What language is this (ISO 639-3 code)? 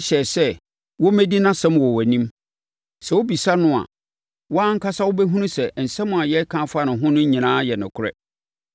aka